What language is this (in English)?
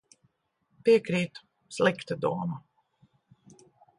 Latvian